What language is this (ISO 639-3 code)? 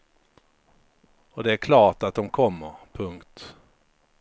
swe